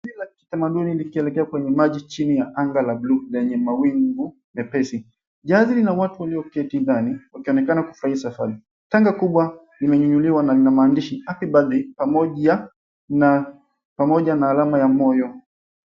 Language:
Swahili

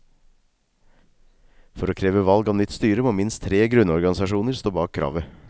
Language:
Norwegian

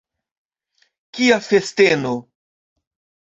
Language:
Esperanto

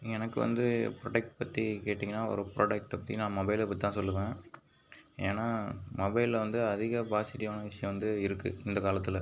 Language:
Tamil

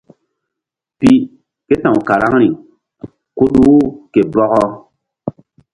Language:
Mbum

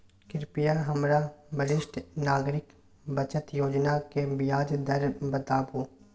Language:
Maithili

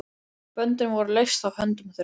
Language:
Icelandic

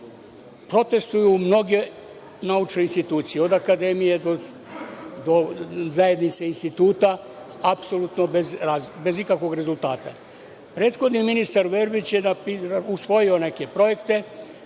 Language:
Serbian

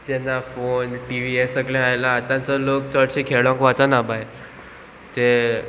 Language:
Konkani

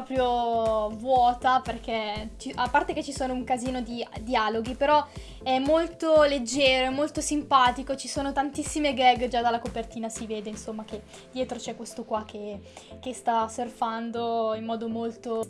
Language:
Italian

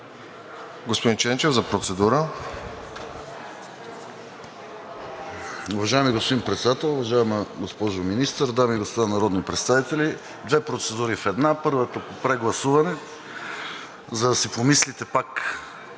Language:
Bulgarian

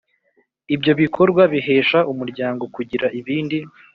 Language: Kinyarwanda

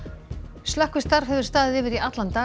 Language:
Icelandic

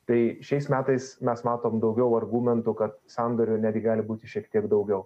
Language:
Lithuanian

